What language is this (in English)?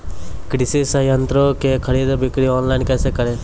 Maithili